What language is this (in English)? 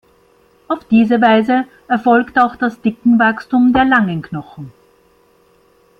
German